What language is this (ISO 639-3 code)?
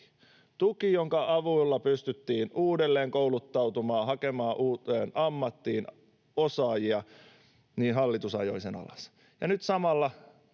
fin